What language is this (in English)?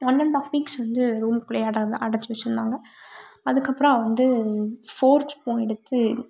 Tamil